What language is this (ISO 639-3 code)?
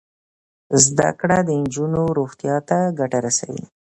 pus